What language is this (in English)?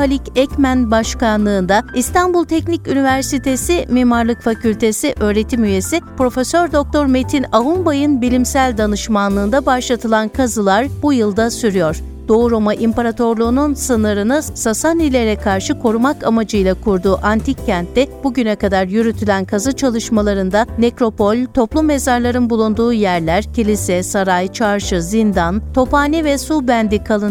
Turkish